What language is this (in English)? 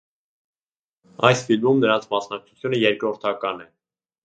Armenian